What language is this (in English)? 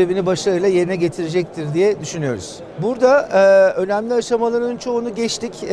Turkish